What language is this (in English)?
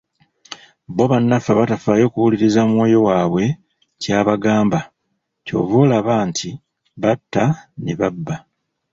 Ganda